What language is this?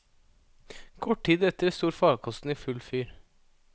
Norwegian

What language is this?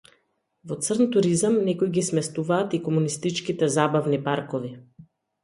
Macedonian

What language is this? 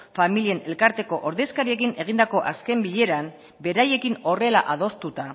Basque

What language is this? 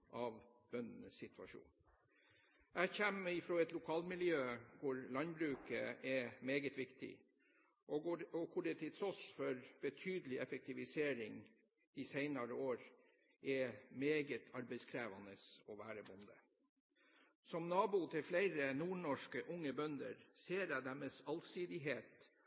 Norwegian Bokmål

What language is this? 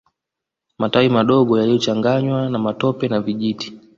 Swahili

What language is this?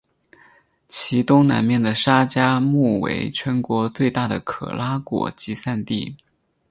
Chinese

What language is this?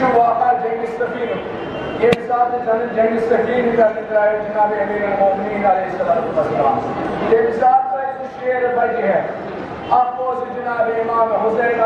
Arabic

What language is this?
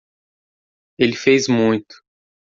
Portuguese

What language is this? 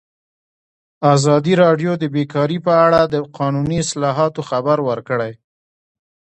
Pashto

